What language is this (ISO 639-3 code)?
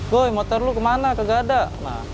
ind